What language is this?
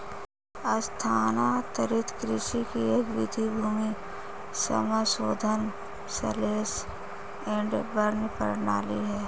Hindi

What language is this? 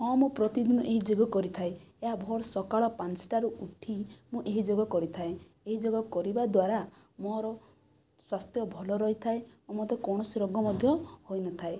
Odia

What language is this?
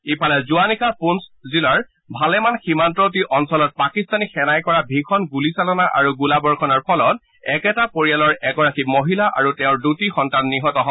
Assamese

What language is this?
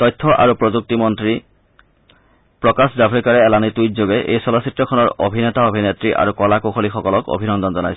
Assamese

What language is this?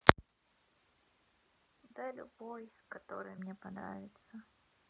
Russian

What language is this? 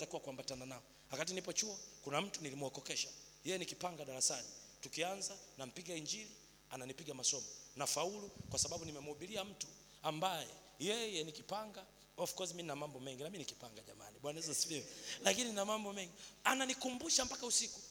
Swahili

